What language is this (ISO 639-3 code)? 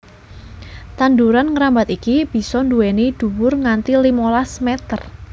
jav